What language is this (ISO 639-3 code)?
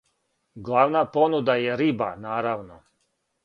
srp